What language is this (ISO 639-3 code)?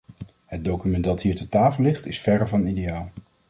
nld